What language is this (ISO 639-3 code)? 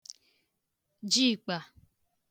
ibo